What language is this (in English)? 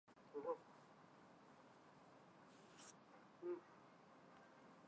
Chinese